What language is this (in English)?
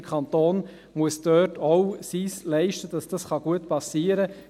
Swiss German